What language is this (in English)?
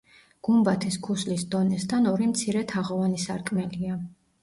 Georgian